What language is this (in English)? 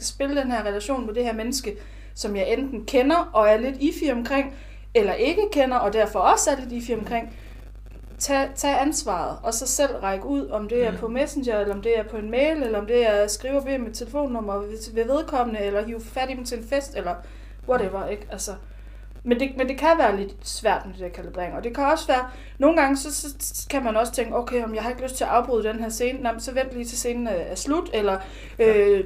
Danish